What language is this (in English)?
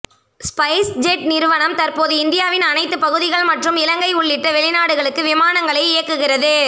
Tamil